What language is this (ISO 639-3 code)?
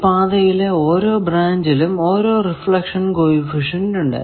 mal